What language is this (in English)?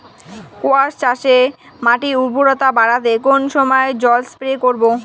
Bangla